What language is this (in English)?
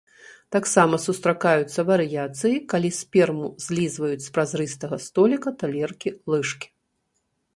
Belarusian